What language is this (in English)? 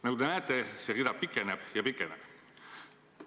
Estonian